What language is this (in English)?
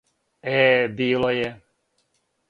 Serbian